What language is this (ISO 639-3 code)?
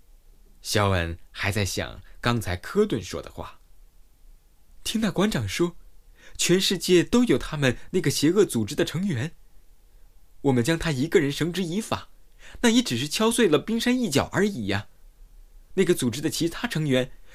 zho